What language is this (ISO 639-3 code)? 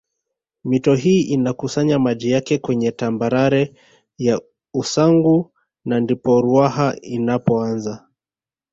swa